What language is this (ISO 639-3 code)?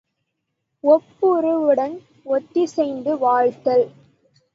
tam